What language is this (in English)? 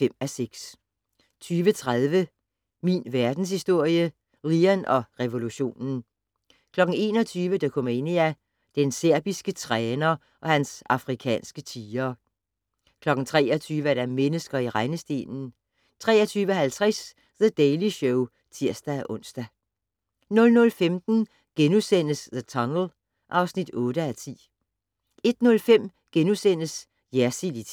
Danish